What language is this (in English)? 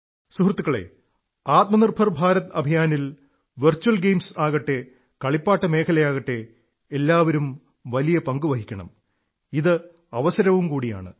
Malayalam